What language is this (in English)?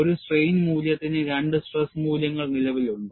Malayalam